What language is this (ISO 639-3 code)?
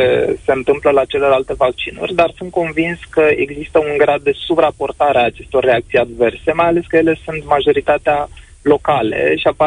ron